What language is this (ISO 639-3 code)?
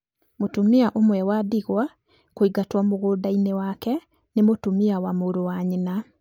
kik